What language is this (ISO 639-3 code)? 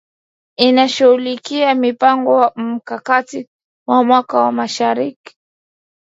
swa